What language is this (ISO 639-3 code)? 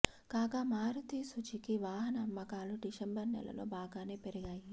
tel